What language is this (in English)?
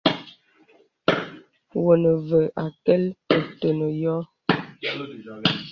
Bebele